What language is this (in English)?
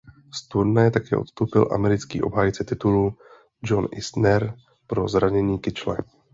Czech